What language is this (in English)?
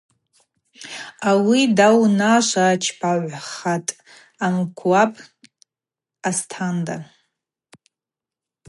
Abaza